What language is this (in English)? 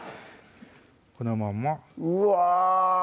Japanese